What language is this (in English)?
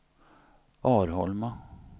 Swedish